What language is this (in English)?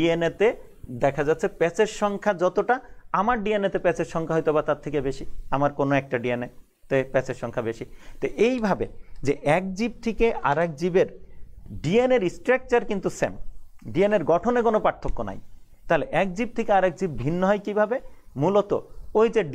Hindi